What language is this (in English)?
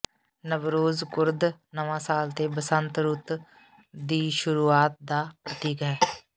Punjabi